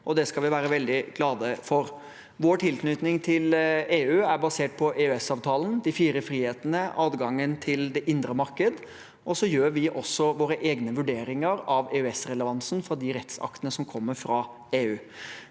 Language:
Norwegian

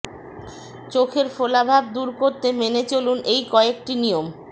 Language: Bangla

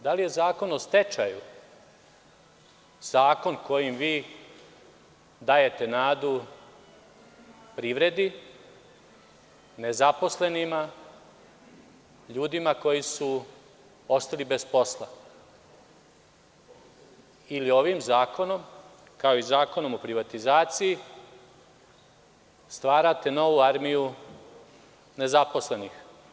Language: Serbian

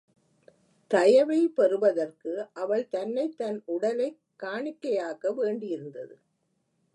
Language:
Tamil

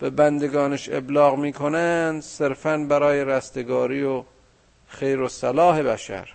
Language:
Persian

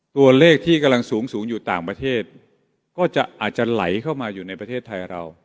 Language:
Thai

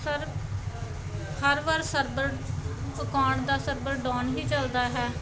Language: Punjabi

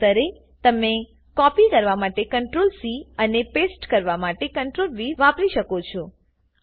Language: Gujarati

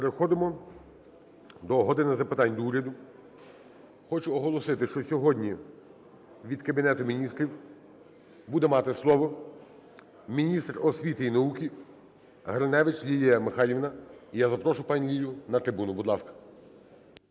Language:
Ukrainian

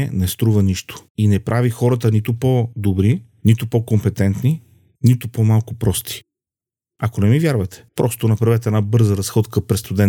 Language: Bulgarian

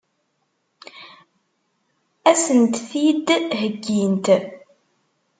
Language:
Kabyle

